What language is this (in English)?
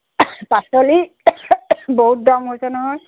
Assamese